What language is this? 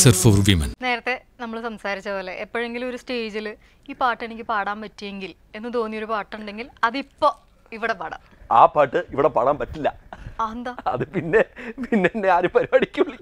Hindi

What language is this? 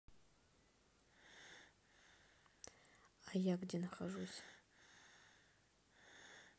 Russian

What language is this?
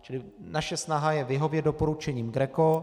Czech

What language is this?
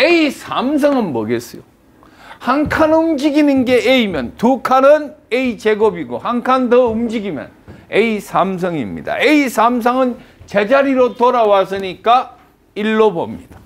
Korean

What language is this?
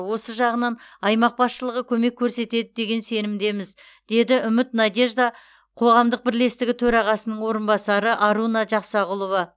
Kazakh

